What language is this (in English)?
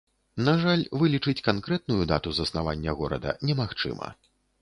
Belarusian